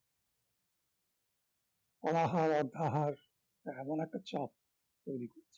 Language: Bangla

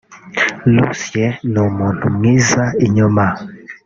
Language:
Kinyarwanda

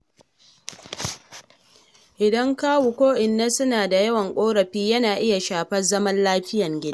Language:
Hausa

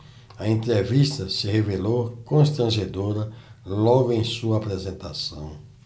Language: Portuguese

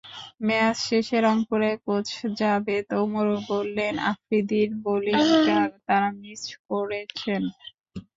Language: Bangla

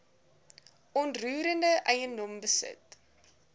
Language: Afrikaans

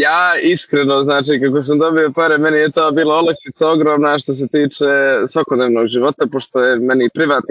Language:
Croatian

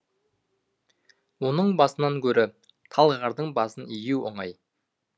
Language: Kazakh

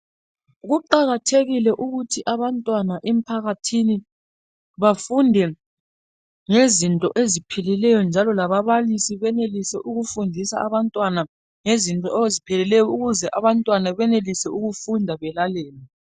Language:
North Ndebele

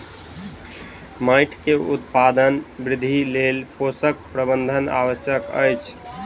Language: Maithili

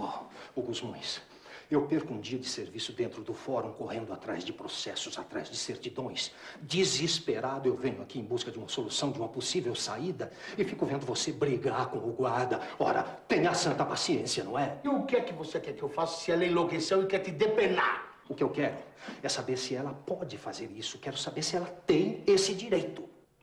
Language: Portuguese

